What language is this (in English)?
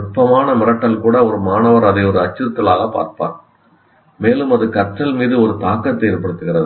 Tamil